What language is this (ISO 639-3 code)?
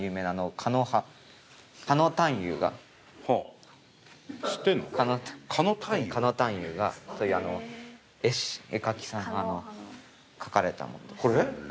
jpn